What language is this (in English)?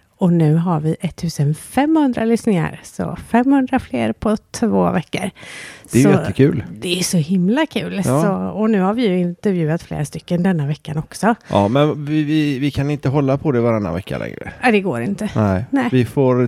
Swedish